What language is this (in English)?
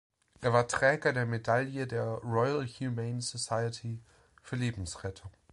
German